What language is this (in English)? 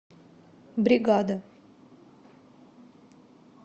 Russian